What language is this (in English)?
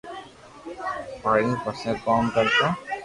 Loarki